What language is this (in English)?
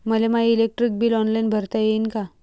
Marathi